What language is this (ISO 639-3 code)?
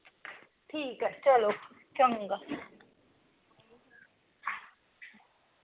doi